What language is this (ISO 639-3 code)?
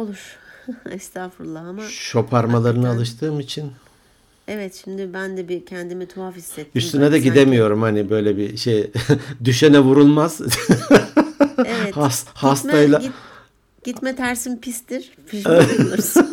tur